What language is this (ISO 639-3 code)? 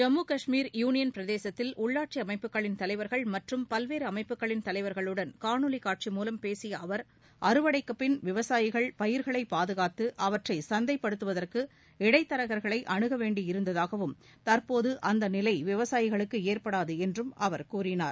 tam